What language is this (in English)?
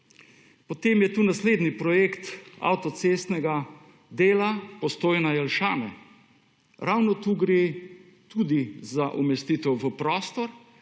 Slovenian